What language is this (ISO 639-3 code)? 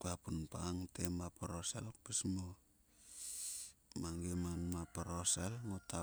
sua